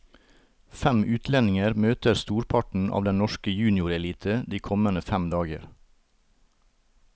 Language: Norwegian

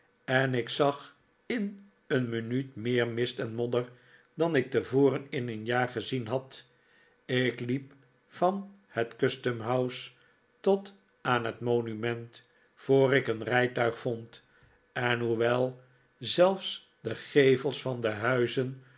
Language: Dutch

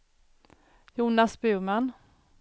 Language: Swedish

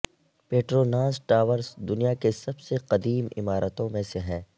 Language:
Urdu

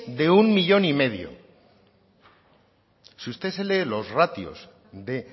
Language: Spanish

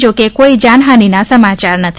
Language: Gujarati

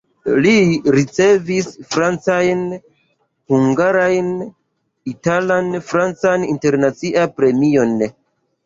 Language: Esperanto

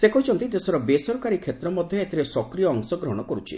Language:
Odia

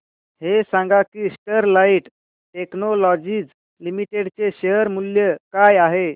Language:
Marathi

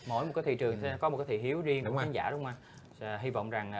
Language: Vietnamese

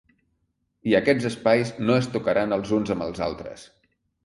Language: Catalan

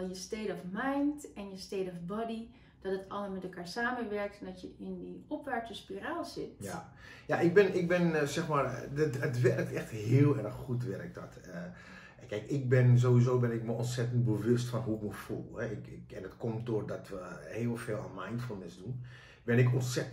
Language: Dutch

